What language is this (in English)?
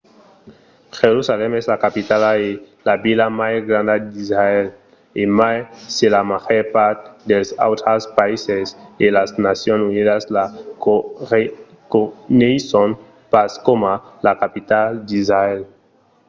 Occitan